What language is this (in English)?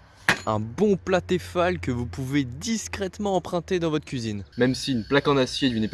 French